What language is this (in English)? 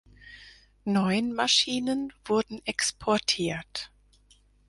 German